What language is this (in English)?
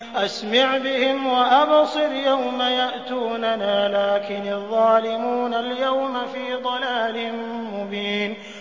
Arabic